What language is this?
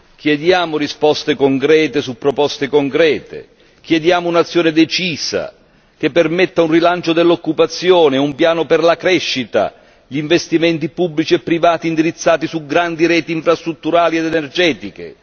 Italian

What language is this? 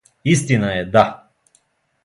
Serbian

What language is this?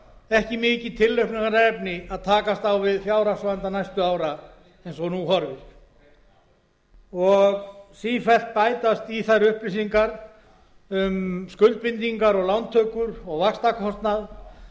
Icelandic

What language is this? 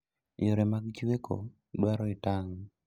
Luo (Kenya and Tanzania)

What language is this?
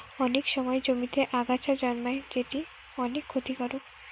Bangla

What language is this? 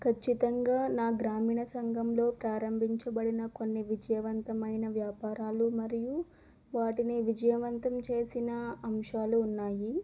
Telugu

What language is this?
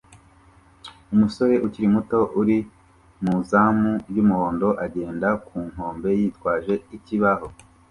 Kinyarwanda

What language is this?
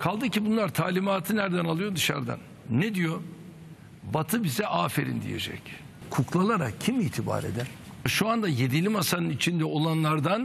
Turkish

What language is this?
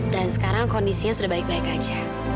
Indonesian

